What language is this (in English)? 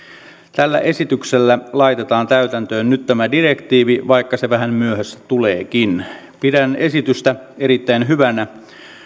Finnish